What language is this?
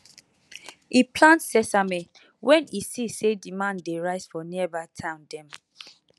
Nigerian Pidgin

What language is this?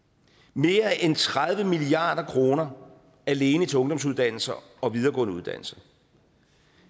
Danish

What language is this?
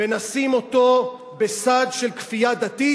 Hebrew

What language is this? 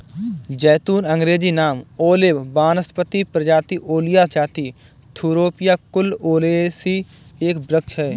Hindi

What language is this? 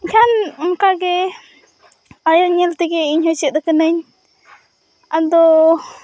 Santali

